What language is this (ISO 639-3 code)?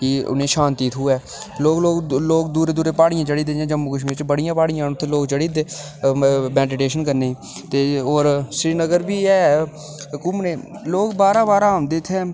doi